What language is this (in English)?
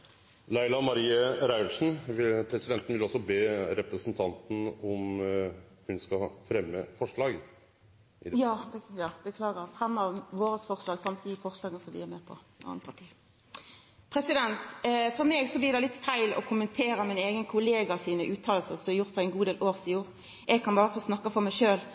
Norwegian